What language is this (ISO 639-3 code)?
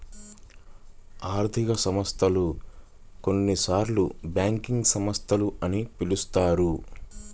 tel